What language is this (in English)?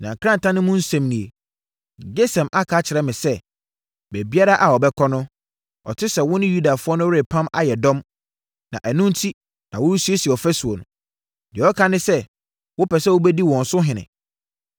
Akan